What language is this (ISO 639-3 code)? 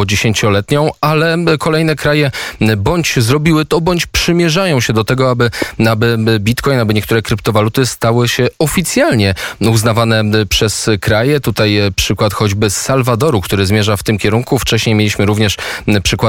pol